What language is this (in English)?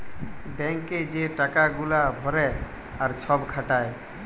Bangla